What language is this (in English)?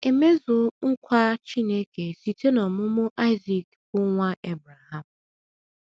Igbo